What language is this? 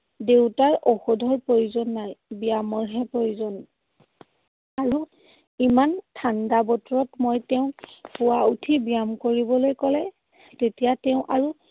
Assamese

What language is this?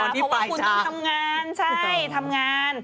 Thai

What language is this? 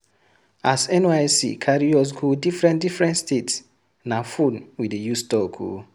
Nigerian Pidgin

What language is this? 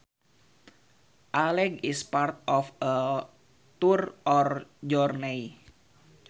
Sundanese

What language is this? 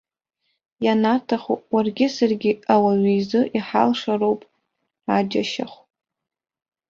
Abkhazian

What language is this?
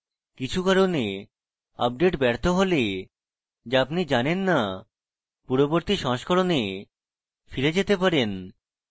Bangla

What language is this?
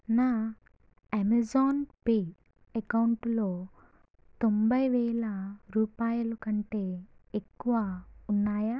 Telugu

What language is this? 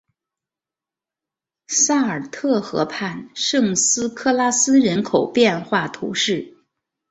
Chinese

